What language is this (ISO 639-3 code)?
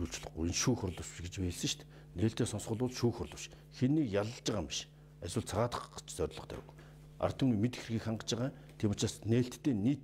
kor